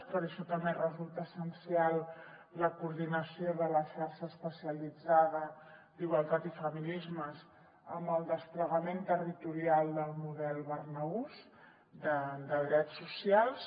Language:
Catalan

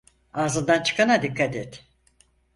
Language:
Turkish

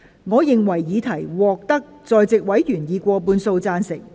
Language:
Cantonese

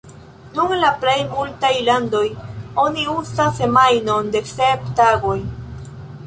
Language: Esperanto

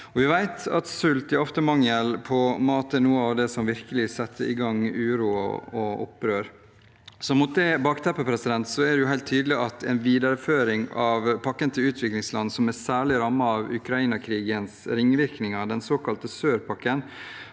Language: Norwegian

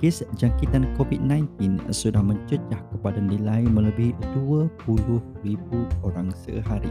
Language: Malay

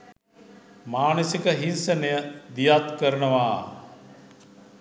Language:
Sinhala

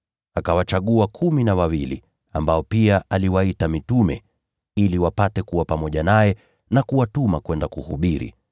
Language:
Swahili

